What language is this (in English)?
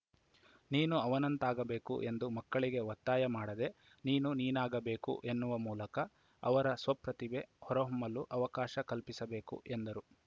Kannada